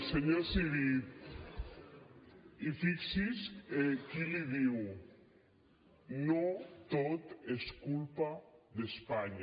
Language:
Catalan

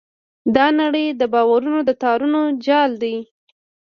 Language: Pashto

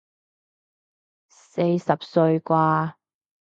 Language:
Cantonese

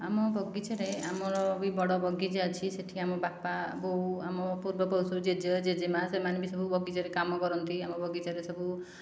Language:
Odia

